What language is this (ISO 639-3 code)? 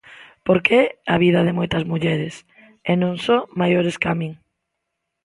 glg